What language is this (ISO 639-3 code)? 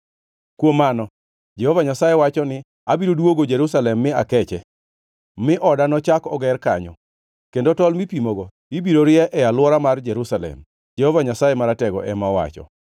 luo